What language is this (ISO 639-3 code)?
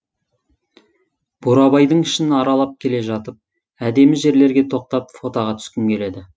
kaz